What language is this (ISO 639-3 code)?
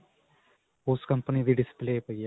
pan